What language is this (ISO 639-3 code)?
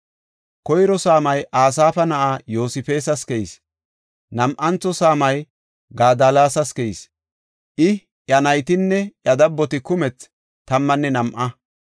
gof